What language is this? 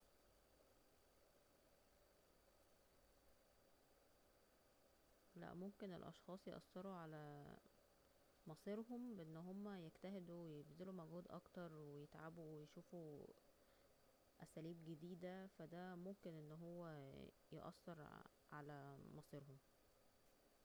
Egyptian Arabic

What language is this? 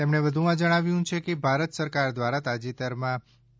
Gujarati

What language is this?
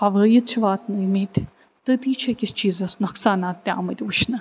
Kashmiri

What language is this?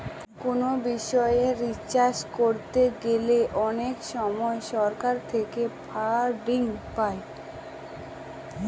Bangla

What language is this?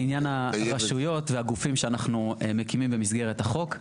Hebrew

